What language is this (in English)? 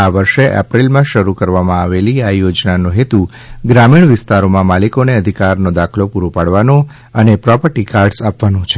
Gujarati